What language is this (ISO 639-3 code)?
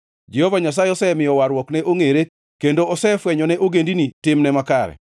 luo